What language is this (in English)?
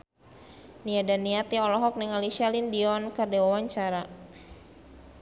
Sundanese